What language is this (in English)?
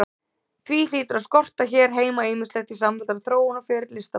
Icelandic